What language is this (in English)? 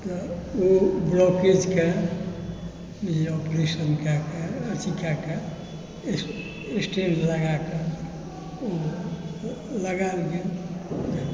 Maithili